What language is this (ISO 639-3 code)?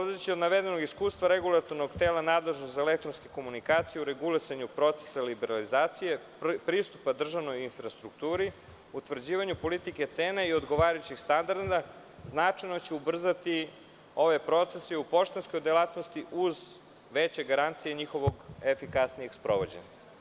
srp